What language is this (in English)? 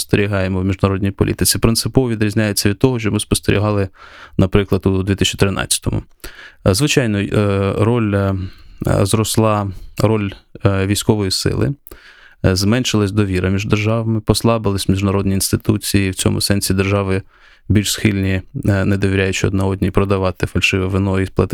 Ukrainian